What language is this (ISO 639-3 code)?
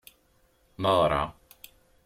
kab